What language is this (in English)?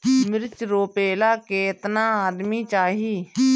Bhojpuri